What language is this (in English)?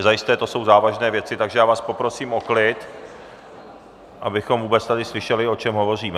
Czech